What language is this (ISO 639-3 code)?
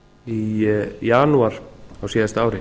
isl